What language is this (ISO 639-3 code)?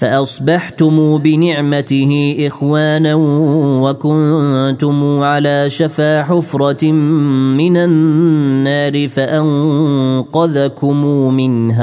ara